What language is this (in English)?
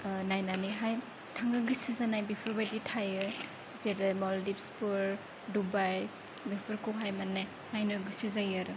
Bodo